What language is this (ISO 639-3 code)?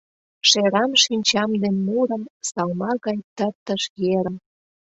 chm